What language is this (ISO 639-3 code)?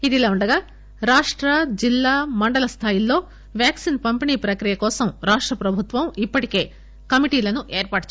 tel